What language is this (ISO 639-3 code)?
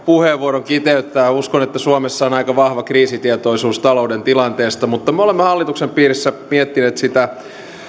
fin